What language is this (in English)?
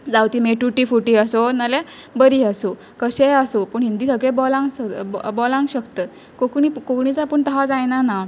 Konkani